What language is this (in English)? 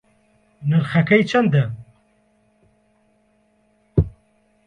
Central Kurdish